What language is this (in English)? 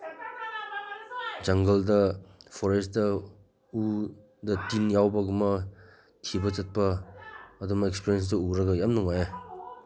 Manipuri